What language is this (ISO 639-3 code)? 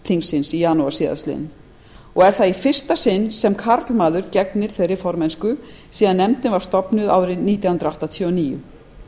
isl